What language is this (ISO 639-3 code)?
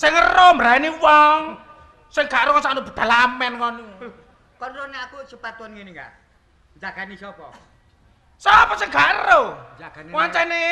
ind